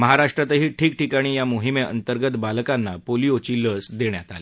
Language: Marathi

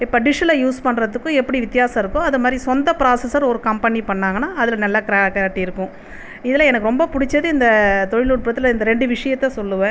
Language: Tamil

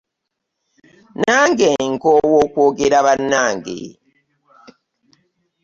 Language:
Ganda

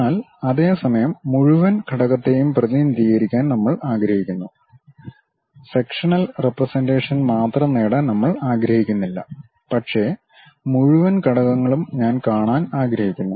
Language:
Malayalam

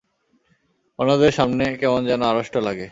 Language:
Bangla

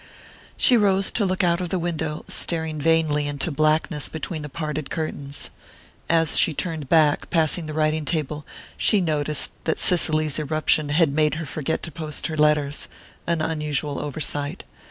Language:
English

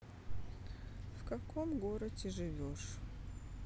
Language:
Russian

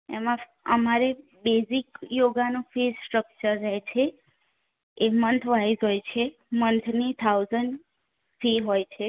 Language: Gujarati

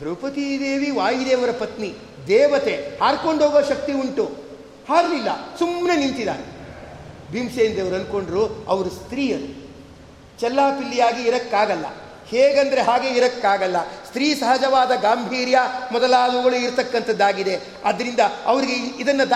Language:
Kannada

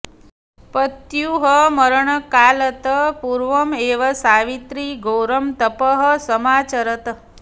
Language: Sanskrit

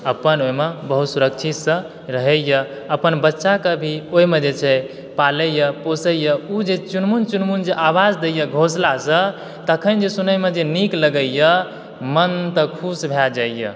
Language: Maithili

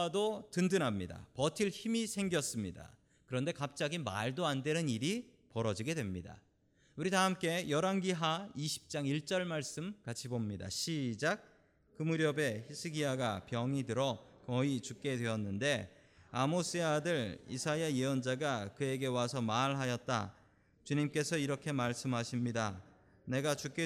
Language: Korean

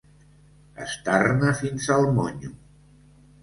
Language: Catalan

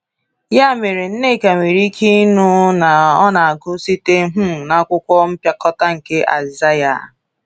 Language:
Igbo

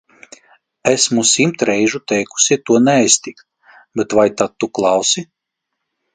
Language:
Latvian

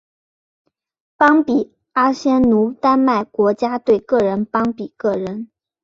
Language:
Chinese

